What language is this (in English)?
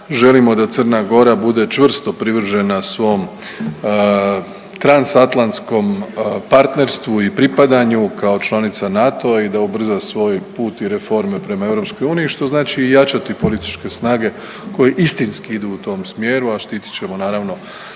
Croatian